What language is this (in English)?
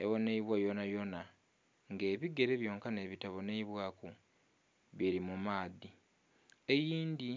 Soga